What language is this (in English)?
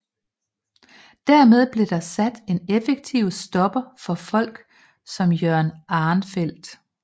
Danish